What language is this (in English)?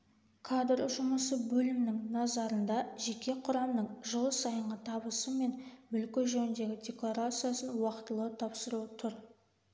Kazakh